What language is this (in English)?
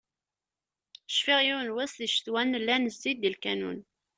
Kabyle